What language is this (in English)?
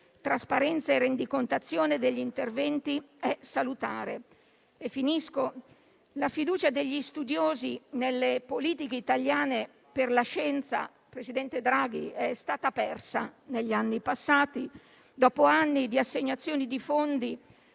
Italian